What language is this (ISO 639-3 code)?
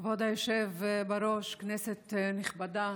heb